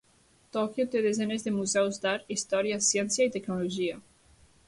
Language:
Catalan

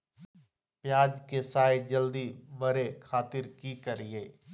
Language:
Magahi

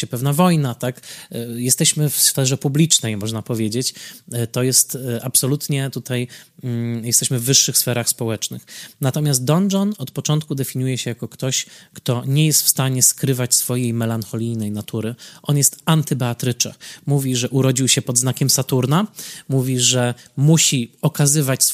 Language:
Polish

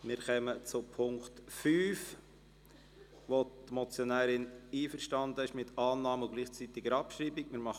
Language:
Swiss German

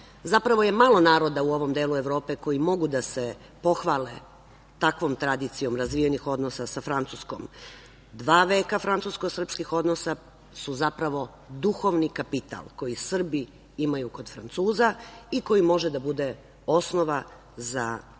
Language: Serbian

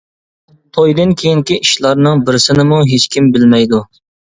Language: Uyghur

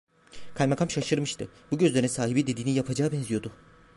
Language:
Turkish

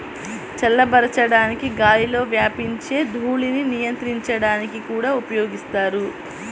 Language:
Telugu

